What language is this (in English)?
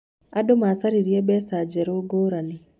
Kikuyu